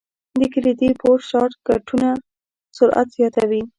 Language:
Pashto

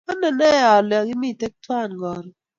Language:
Kalenjin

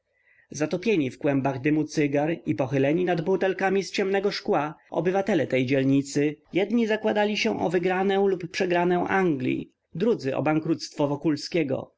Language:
Polish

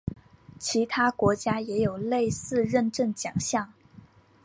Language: Chinese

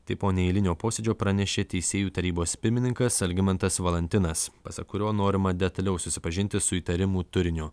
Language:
Lithuanian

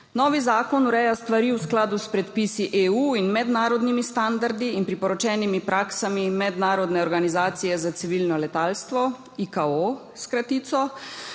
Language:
Slovenian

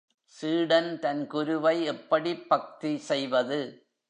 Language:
Tamil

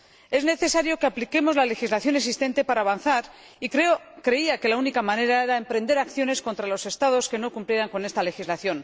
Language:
Spanish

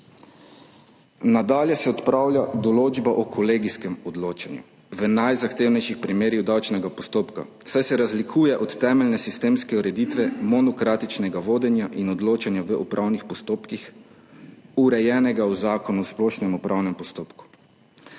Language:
Slovenian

